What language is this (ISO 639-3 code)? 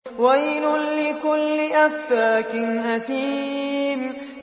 ara